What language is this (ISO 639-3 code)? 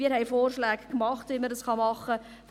gsw